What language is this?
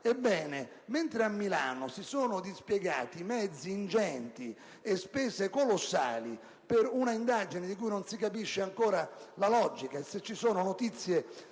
Italian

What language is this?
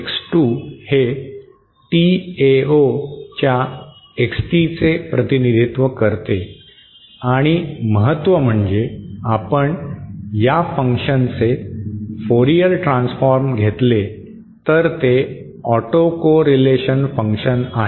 Marathi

